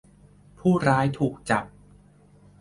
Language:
Thai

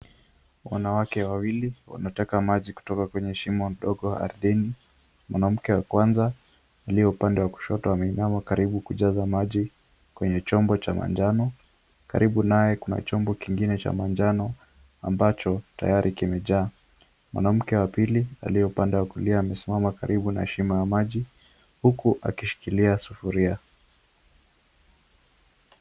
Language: Swahili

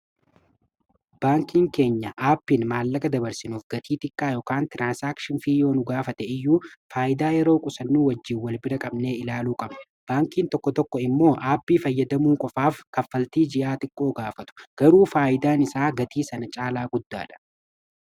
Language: Oromo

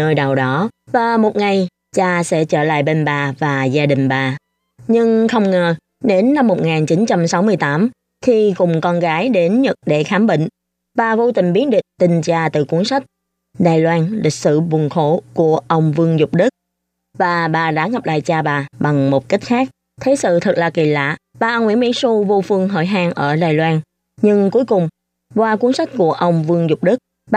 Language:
Vietnamese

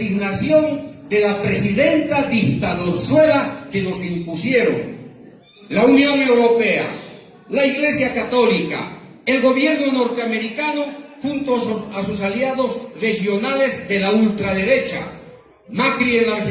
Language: Spanish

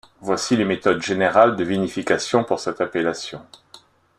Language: French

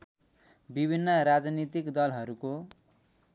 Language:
Nepali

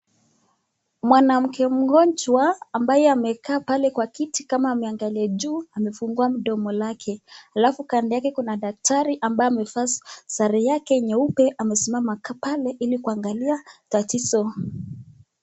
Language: Swahili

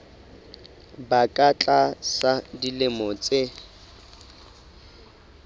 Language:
Southern Sotho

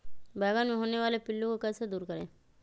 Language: Magahi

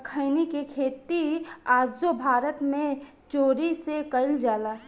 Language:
Bhojpuri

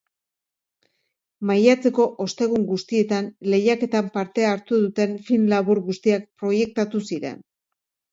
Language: Basque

